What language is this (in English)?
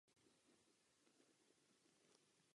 Czech